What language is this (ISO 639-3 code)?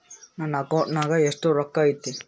kan